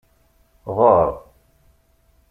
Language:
Kabyle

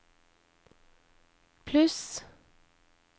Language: Norwegian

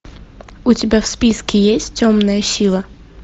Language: Russian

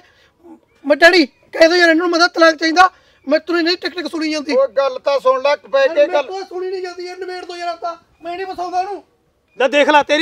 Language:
Punjabi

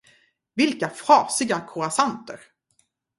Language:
Swedish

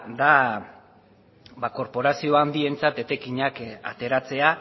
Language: Basque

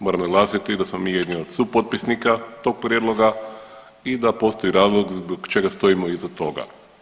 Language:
Croatian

